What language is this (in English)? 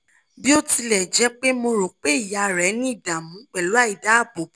Yoruba